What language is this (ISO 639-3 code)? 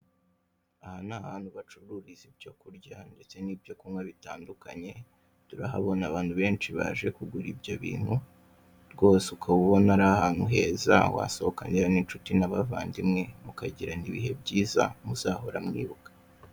kin